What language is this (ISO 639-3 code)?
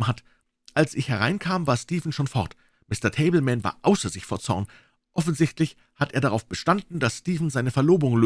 deu